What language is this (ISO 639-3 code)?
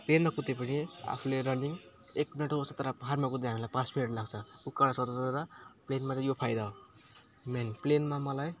nep